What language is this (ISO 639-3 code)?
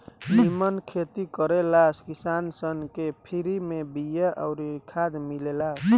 bho